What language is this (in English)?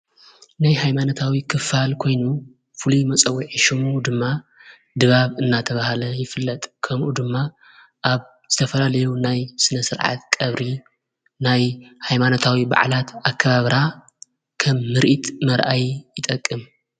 Tigrinya